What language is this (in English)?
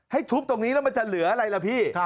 Thai